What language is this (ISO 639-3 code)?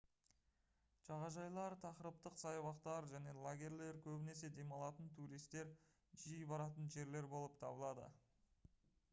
kaz